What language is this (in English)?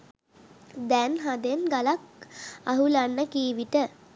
Sinhala